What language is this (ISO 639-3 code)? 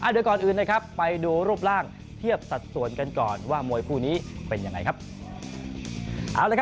tha